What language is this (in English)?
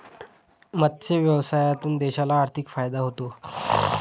Marathi